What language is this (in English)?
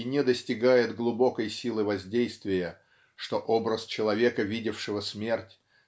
Russian